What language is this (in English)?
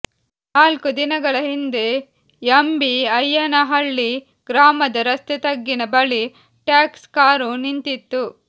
Kannada